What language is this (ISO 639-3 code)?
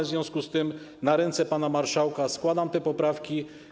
pol